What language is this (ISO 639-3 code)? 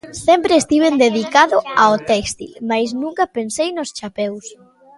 glg